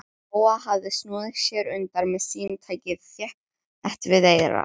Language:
Icelandic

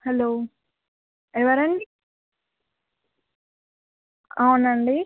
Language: Telugu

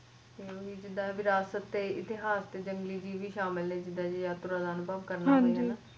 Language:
Punjabi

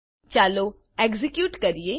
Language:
Gujarati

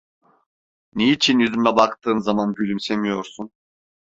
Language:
Turkish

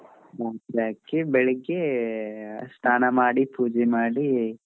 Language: Kannada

